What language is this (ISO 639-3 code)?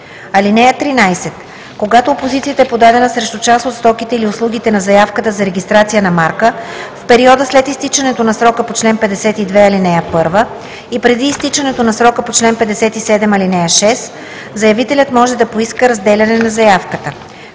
bul